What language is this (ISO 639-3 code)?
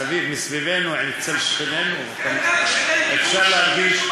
heb